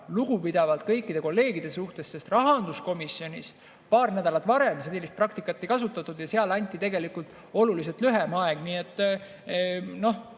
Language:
Estonian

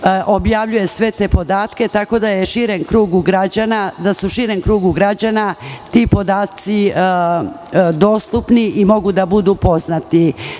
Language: Serbian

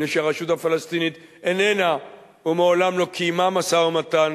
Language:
Hebrew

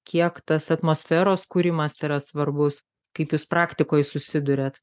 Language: Lithuanian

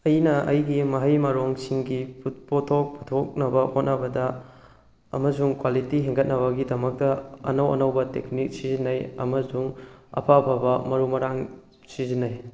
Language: Manipuri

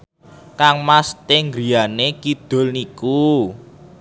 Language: Javanese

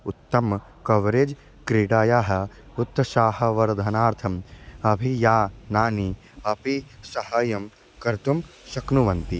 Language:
Sanskrit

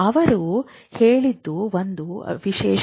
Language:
Kannada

